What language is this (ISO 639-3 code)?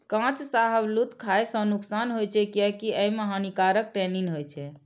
mai